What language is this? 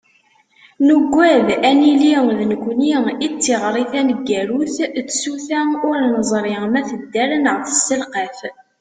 Kabyle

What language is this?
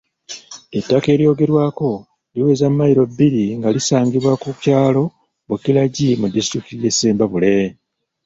Ganda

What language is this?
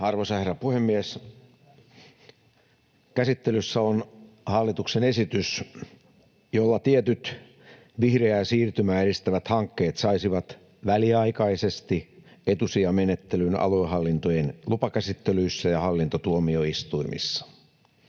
Finnish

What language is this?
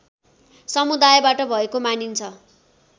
Nepali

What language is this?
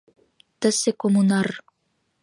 Mari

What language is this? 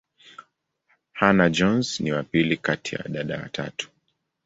Swahili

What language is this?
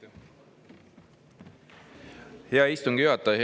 Estonian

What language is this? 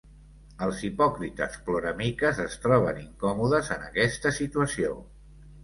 Catalan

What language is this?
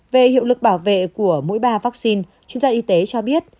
Vietnamese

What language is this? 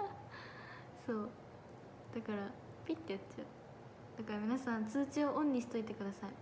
Japanese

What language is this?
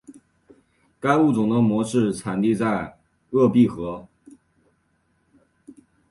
Chinese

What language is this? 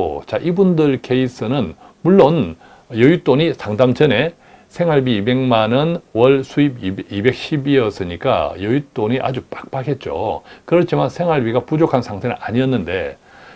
Korean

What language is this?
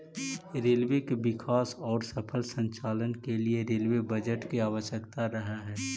Magahi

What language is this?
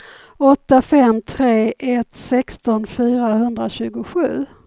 Swedish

